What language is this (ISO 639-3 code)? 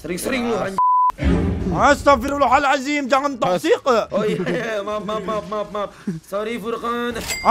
ind